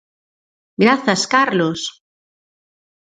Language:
Galician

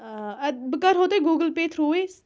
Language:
Kashmiri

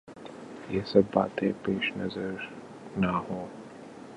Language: Urdu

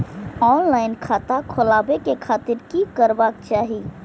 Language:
Maithili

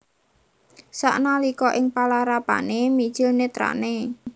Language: Javanese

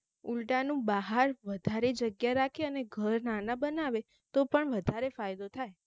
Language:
Gujarati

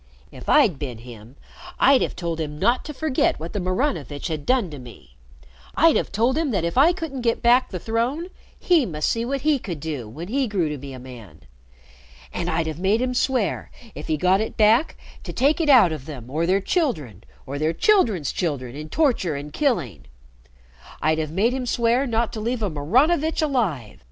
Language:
English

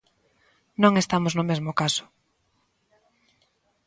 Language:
Galician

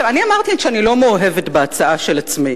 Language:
Hebrew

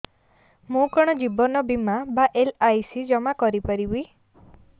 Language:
Odia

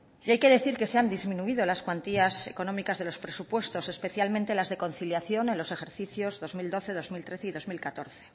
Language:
Spanish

